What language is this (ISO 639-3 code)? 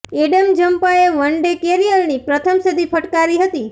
guj